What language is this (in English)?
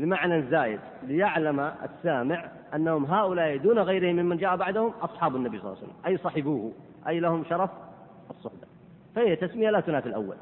Arabic